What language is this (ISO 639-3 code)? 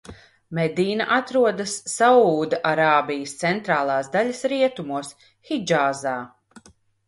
lav